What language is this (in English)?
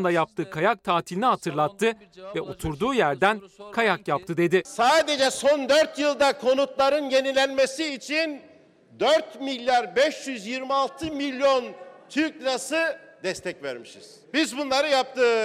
Turkish